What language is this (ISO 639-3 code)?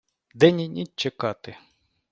ukr